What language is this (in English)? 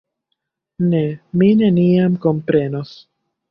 Esperanto